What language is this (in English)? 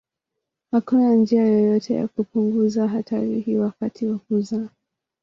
Swahili